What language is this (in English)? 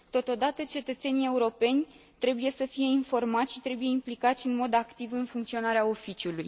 Romanian